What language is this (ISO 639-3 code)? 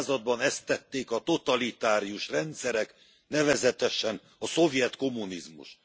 hun